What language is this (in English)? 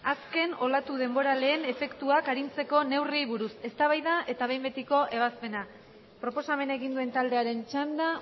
Basque